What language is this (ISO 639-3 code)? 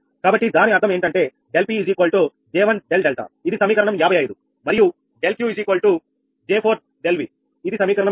tel